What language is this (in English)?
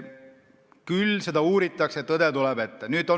Estonian